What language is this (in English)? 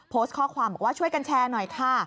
Thai